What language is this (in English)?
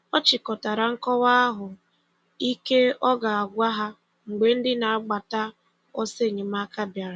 Igbo